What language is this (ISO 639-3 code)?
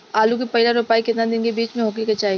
bho